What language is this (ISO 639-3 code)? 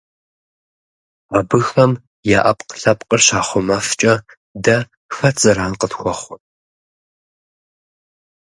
kbd